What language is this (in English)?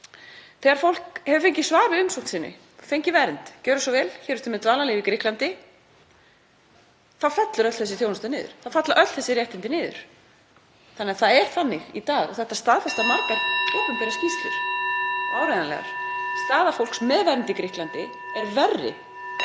Icelandic